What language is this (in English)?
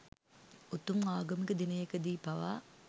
Sinhala